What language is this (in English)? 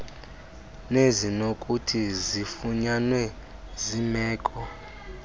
Xhosa